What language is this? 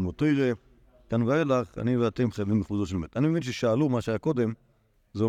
Hebrew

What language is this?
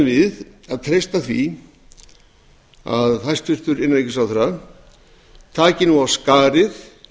Icelandic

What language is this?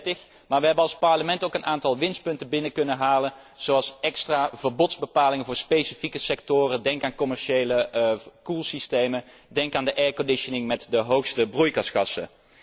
Dutch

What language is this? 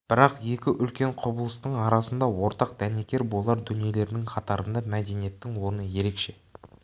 Kazakh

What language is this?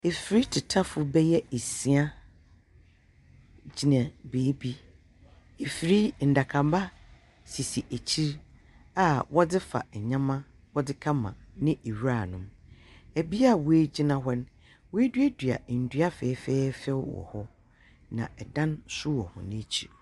Akan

